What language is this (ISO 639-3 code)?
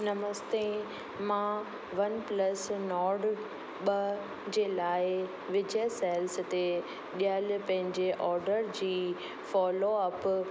snd